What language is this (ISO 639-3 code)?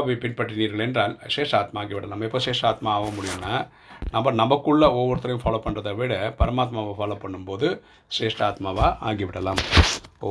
tam